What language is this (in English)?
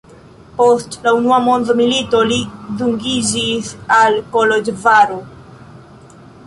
Esperanto